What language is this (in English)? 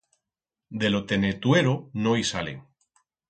Aragonese